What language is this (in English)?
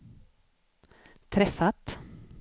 Swedish